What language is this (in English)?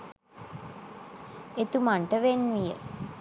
Sinhala